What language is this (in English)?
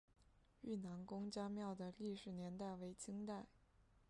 Chinese